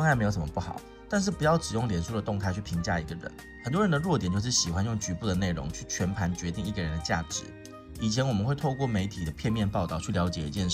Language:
Chinese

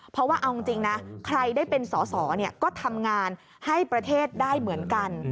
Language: Thai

